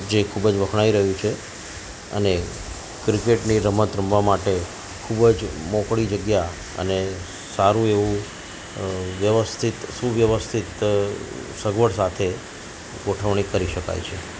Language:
Gujarati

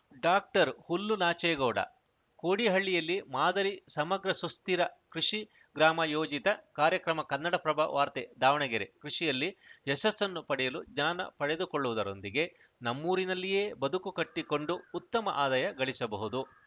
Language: Kannada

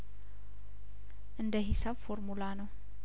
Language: Amharic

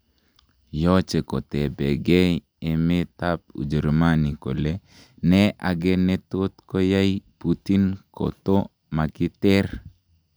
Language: Kalenjin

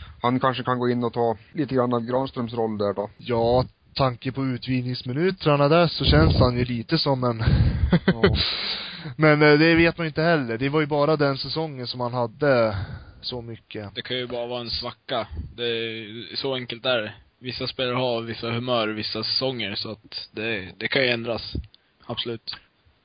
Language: Swedish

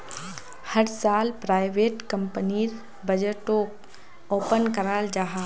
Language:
Magahi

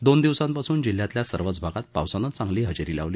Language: Marathi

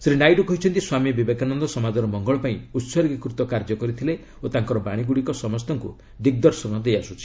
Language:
Odia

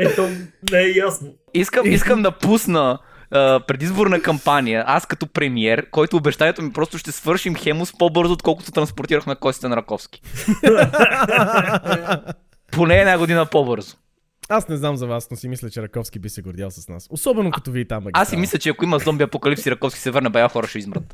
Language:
Bulgarian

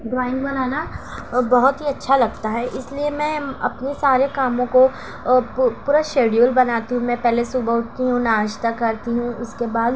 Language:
Urdu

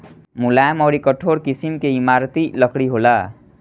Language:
Bhojpuri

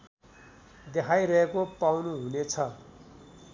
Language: Nepali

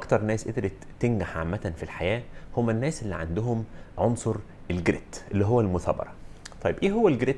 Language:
Arabic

